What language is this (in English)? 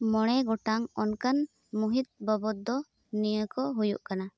Santali